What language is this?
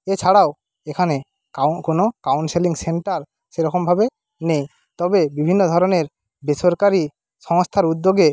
Bangla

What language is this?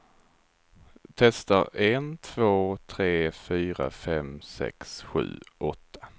Swedish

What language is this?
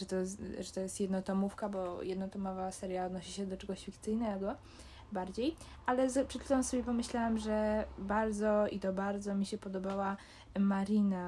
Polish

